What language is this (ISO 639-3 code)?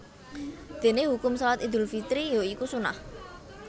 jav